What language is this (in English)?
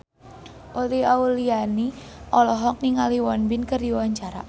Sundanese